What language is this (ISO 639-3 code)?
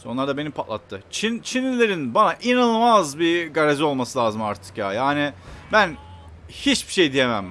tur